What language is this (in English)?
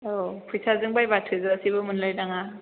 Bodo